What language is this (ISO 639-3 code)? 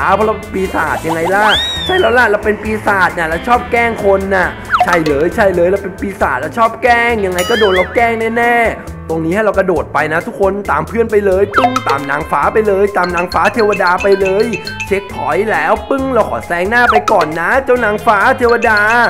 tha